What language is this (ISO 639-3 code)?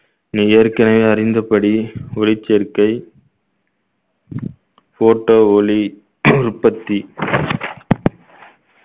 tam